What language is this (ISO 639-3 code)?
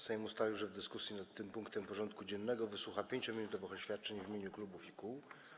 pol